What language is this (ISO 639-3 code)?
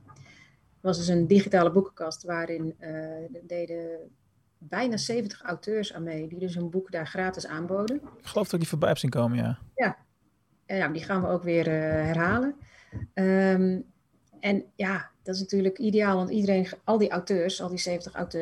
nld